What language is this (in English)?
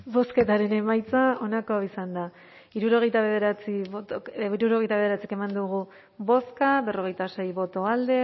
Basque